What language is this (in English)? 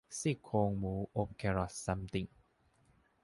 Thai